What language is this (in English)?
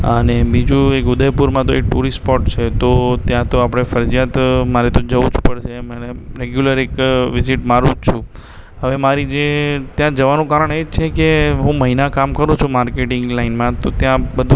Gujarati